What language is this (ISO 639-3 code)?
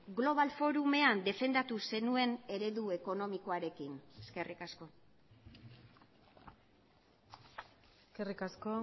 eus